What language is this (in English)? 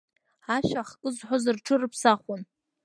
Abkhazian